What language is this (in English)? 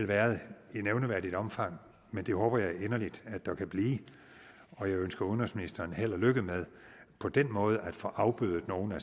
Danish